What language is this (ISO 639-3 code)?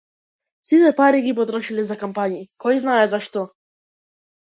mkd